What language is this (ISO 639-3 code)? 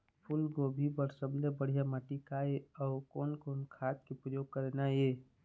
hne